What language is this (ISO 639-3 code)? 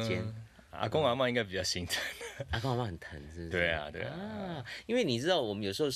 zho